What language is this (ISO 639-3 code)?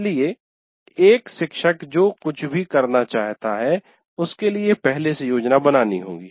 hin